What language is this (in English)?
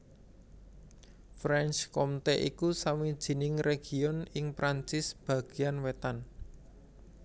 Javanese